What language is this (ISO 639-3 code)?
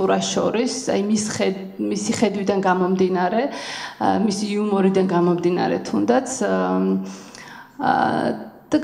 ron